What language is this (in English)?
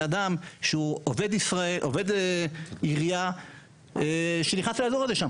Hebrew